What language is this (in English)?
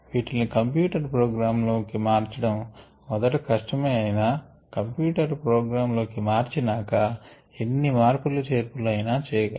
Telugu